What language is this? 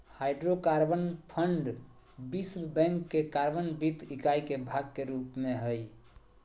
Magahi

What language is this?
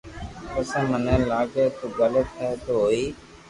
Loarki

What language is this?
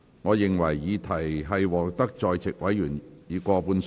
Cantonese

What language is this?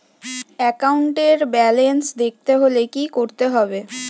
Bangla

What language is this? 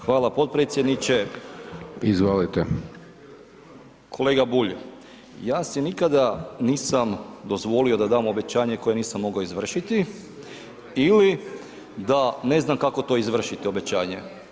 Croatian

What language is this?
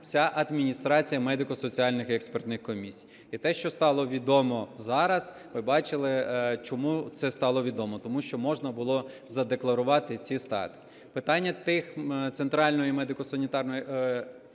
Ukrainian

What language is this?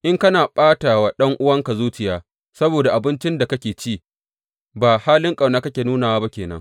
Hausa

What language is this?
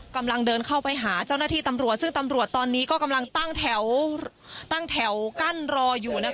Thai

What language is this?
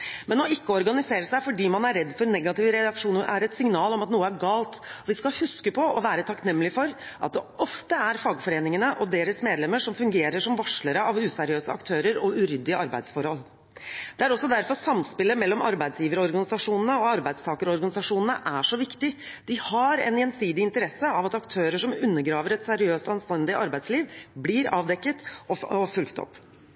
Norwegian Bokmål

